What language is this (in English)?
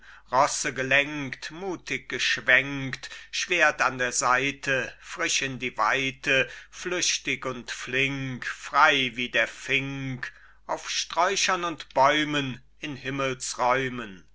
German